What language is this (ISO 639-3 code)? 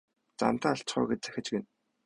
mon